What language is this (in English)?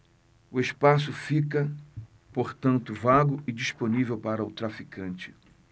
Portuguese